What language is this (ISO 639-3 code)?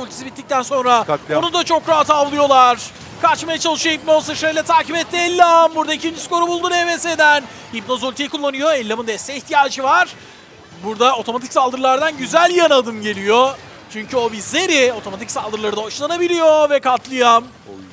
tur